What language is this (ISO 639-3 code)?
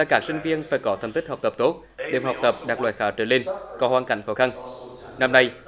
vie